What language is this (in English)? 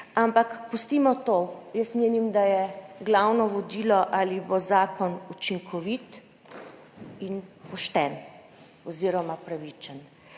Slovenian